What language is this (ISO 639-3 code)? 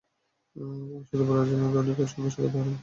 ben